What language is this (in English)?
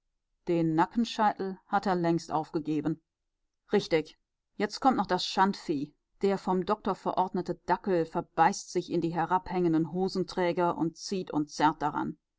German